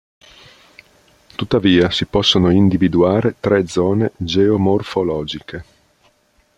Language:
Italian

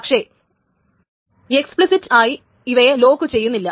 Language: Malayalam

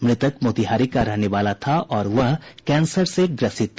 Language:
Hindi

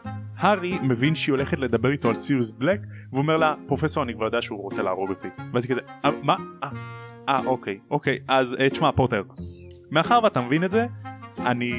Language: Hebrew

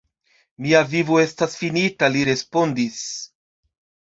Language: Esperanto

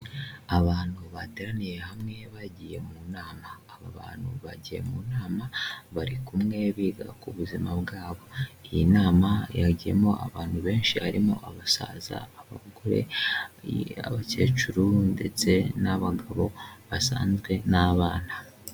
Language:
Kinyarwanda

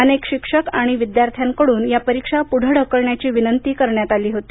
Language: Marathi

